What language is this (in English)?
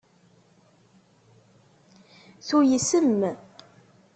Kabyle